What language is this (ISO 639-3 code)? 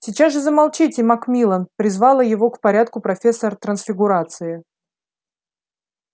rus